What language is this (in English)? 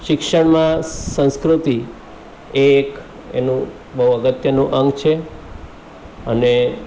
Gujarati